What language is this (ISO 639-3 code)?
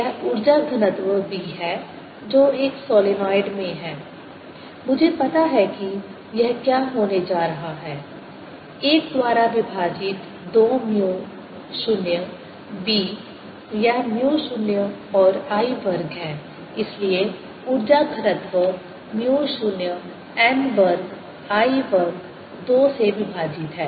hin